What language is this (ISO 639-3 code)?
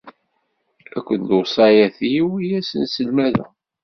kab